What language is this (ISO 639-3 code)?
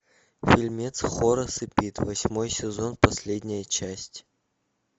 rus